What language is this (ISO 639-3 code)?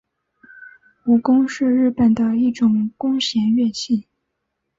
zho